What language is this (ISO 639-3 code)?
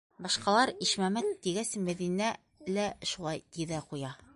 bak